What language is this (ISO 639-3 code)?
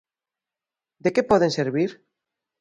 glg